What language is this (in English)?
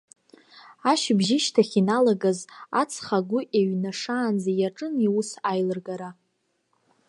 Abkhazian